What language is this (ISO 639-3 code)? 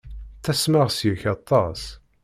kab